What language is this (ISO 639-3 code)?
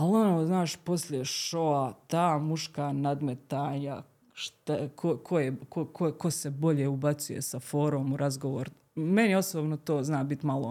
hrv